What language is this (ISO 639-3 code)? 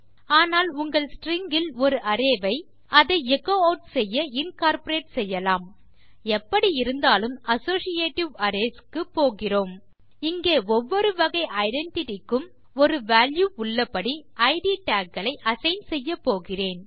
tam